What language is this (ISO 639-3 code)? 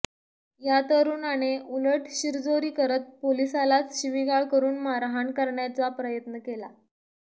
mar